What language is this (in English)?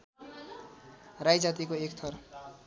Nepali